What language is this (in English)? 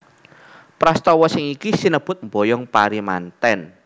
Javanese